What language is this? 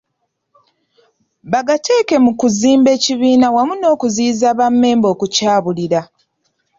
Ganda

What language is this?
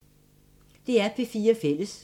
Danish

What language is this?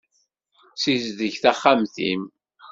Kabyle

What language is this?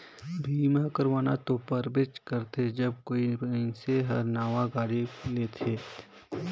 Chhattisgarhi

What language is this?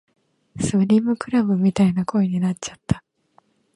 Japanese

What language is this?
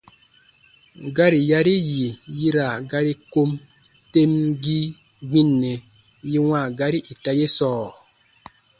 Baatonum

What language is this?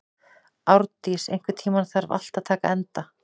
Icelandic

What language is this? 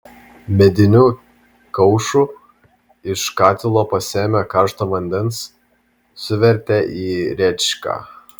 Lithuanian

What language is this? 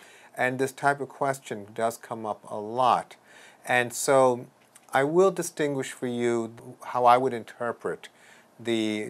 English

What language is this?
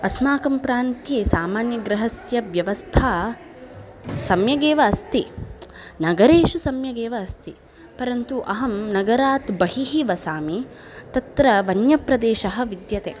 Sanskrit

